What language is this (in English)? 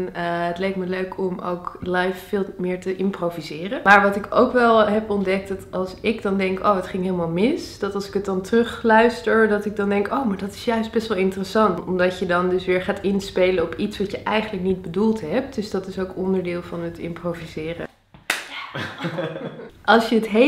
Dutch